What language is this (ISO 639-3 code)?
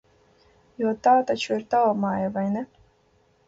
lav